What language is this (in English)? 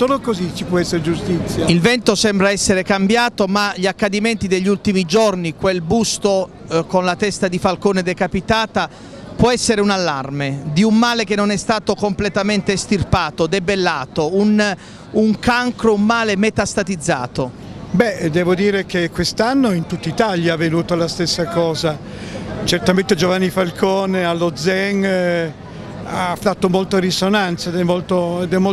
Italian